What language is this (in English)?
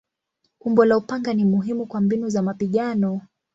Swahili